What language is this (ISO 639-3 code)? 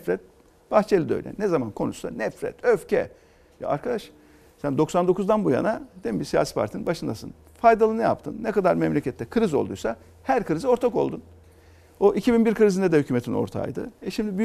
tur